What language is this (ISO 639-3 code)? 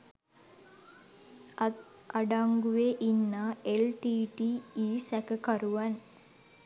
sin